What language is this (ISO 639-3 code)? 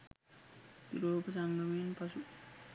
sin